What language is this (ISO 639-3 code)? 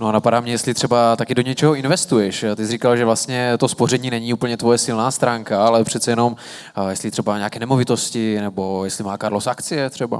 ces